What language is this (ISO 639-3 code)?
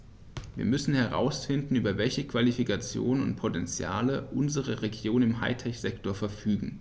deu